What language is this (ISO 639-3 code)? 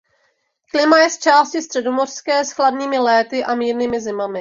ces